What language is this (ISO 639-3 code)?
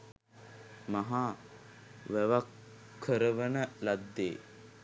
sin